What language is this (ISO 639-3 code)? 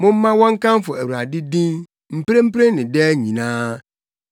aka